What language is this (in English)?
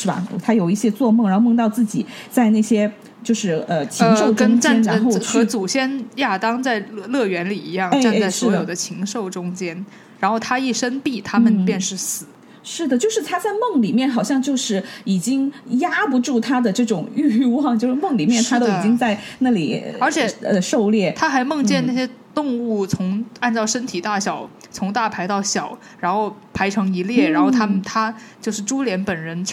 Chinese